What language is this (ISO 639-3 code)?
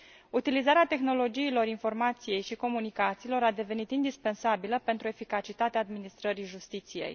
ron